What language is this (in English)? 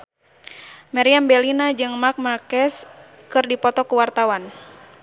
Sundanese